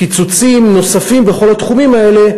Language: Hebrew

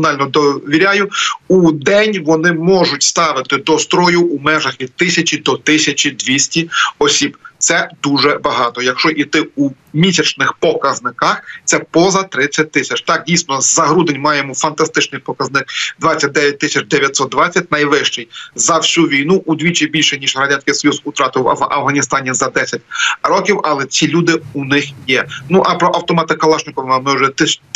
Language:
Ukrainian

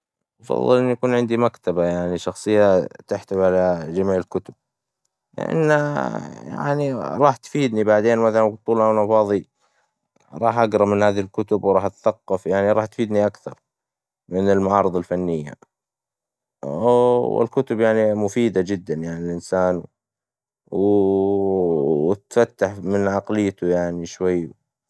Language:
Hijazi Arabic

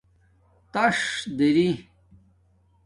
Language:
Domaaki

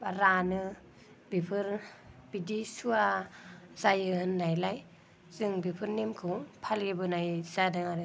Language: Bodo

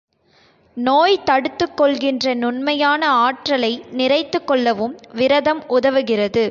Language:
Tamil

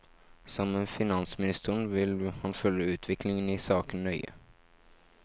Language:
Norwegian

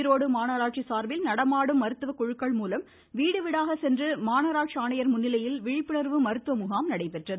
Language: Tamil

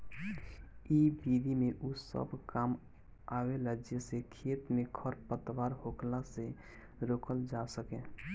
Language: Bhojpuri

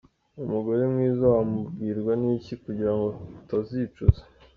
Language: Kinyarwanda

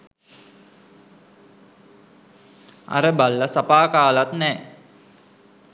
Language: Sinhala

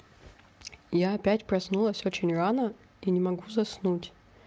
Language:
Russian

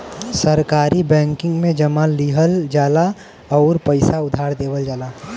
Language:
Bhojpuri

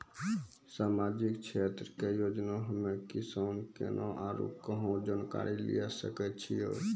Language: Maithili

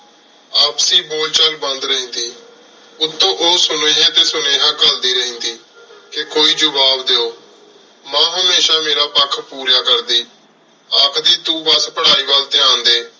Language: Punjabi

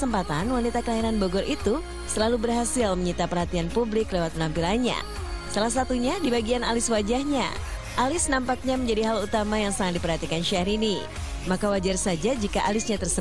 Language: Indonesian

